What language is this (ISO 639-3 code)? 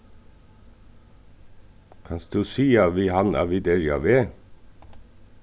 fao